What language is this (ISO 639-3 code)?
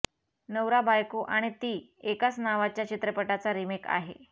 mar